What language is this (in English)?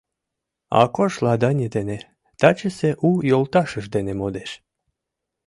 Mari